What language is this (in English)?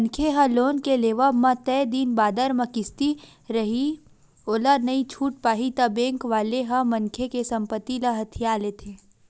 Chhattisgarhi